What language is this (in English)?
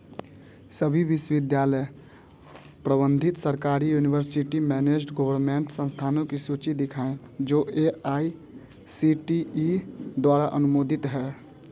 Hindi